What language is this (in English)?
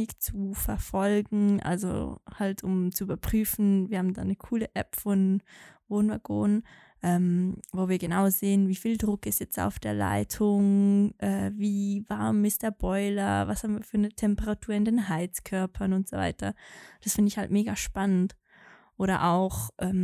German